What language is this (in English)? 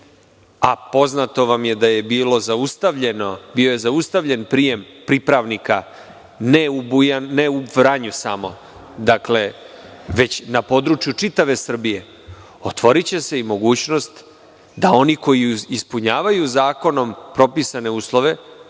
Serbian